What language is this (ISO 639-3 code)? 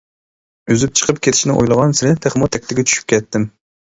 uig